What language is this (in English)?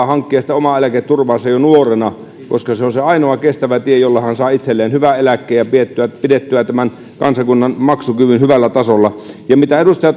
Finnish